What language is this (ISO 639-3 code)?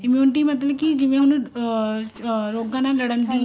pan